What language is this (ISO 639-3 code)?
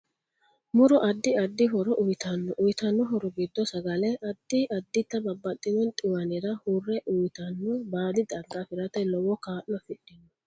sid